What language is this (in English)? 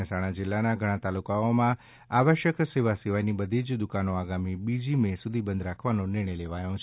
Gujarati